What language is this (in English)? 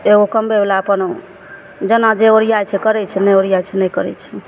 Maithili